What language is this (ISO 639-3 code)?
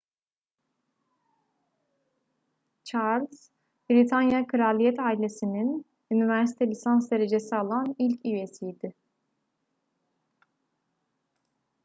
tur